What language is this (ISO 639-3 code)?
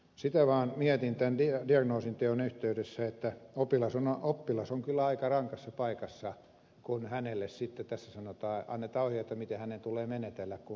fin